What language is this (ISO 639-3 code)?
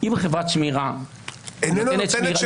heb